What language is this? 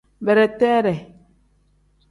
Tem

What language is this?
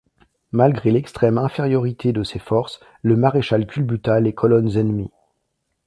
French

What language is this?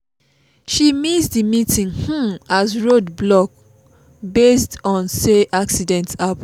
Nigerian Pidgin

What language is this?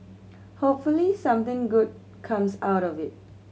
English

